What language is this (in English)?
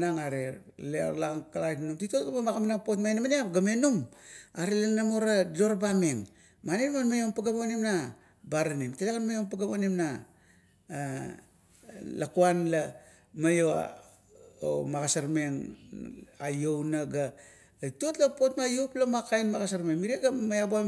Kuot